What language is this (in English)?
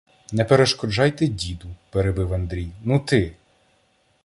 Ukrainian